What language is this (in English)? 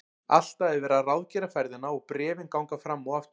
Icelandic